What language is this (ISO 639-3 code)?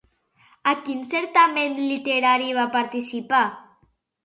cat